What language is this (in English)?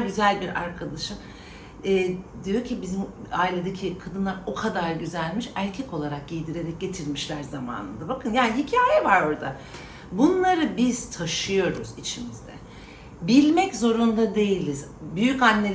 Turkish